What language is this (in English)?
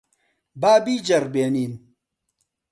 Central Kurdish